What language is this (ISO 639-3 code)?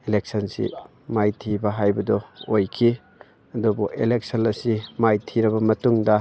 mni